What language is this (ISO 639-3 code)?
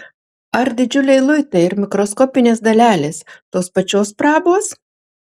lit